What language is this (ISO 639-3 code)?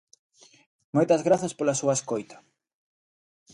glg